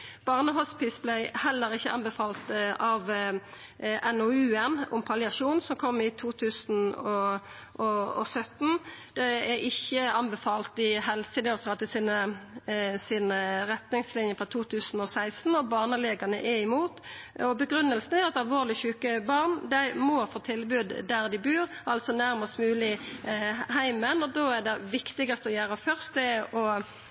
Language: Norwegian Nynorsk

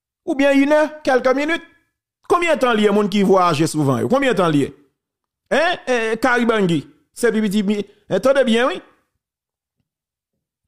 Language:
French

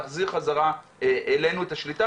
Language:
Hebrew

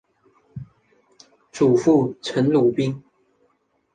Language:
Chinese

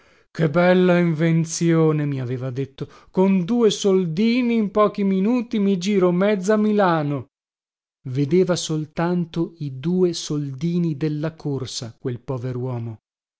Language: Italian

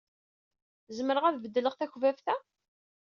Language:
Kabyle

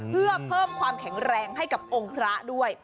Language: Thai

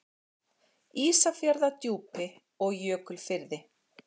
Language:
Icelandic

